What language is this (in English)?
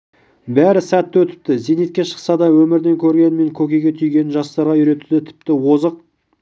Kazakh